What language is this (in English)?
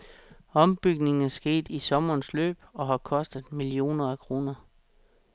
Danish